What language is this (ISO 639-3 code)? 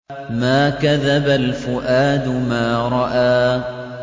ara